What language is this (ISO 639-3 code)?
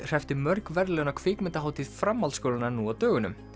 isl